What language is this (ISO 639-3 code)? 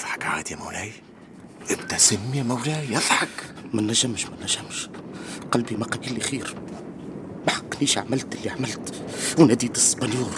ara